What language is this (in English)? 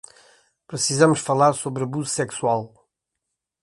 Portuguese